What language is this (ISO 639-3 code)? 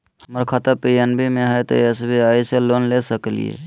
mag